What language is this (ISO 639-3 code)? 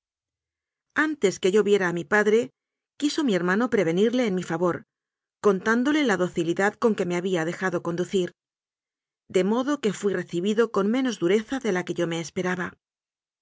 spa